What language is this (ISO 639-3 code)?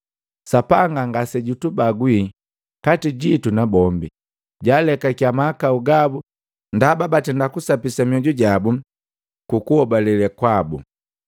mgv